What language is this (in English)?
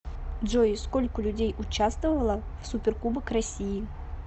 Russian